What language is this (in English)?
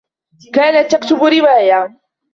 Arabic